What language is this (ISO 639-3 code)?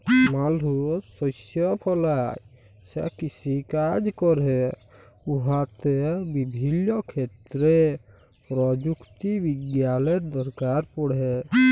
ben